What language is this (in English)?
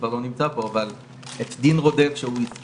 Hebrew